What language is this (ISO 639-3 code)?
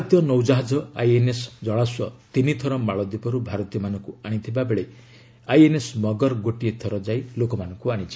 ori